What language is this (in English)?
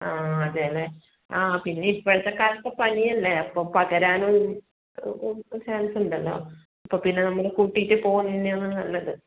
Malayalam